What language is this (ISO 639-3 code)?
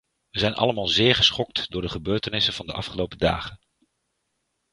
nld